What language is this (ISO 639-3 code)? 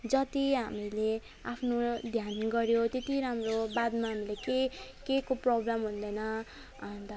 nep